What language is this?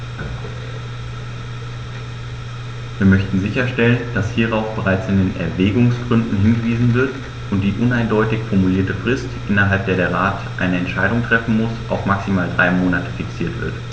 German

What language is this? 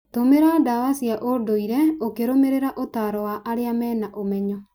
Kikuyu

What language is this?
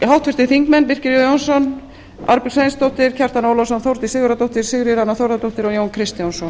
Icelandic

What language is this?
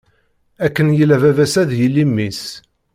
Kabyle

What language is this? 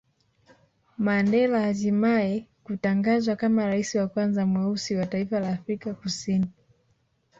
Swahili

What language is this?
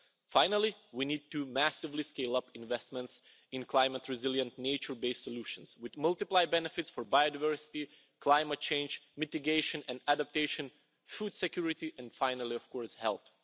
English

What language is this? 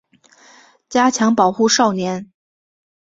Chinese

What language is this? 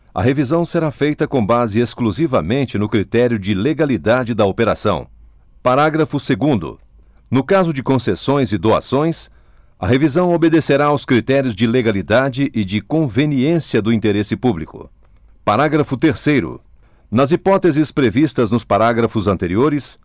Portuguese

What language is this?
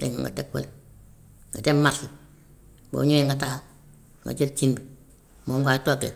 Gambian Wolof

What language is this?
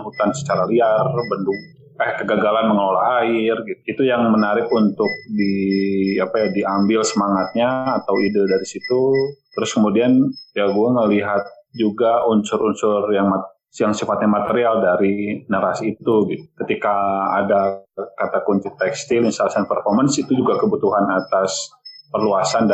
Indonesian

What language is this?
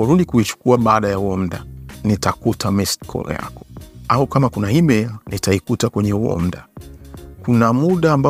Swahili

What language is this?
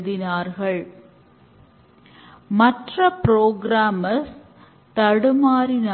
Tamil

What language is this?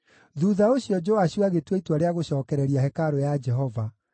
Kikuyu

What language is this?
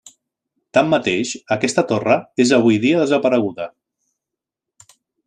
Catalan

